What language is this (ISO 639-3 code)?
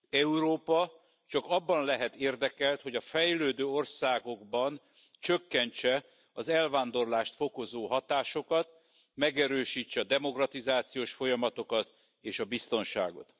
hun